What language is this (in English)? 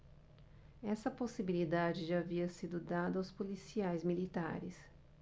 Portuguese